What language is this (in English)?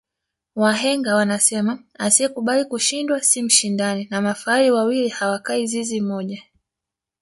Swahili